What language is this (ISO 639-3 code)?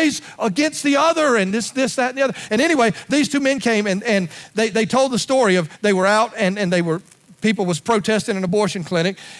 eng